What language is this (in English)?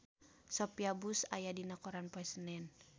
Sundanese